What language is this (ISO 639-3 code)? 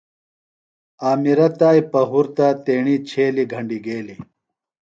phl